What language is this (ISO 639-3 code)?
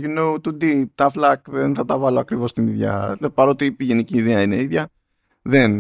ell